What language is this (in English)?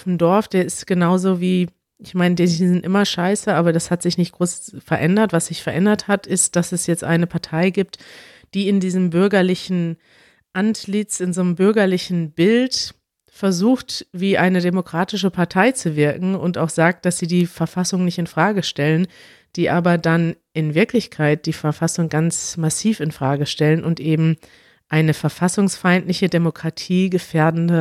German